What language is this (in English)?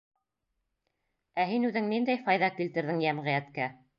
Bashkir